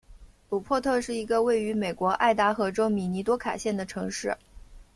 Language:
Chinese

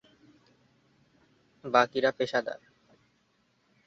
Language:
Bangla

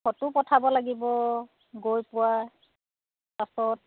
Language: Assamese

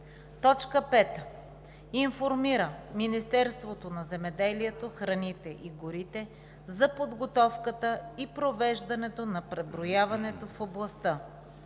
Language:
Bulgarian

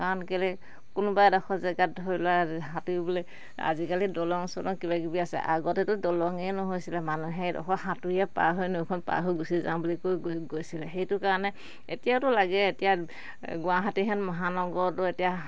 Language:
Assamese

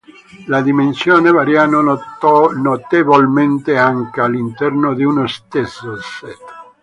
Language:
Italian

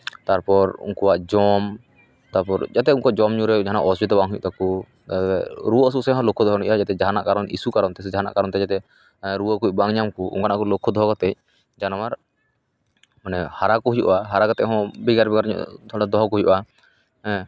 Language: Santali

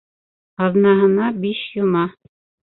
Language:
Bashkir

